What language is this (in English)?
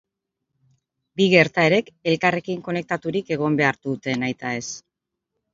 Basque